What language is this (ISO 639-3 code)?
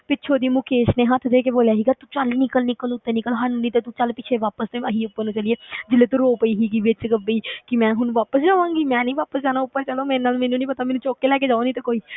pan